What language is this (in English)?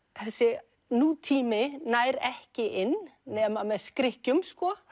Icelandic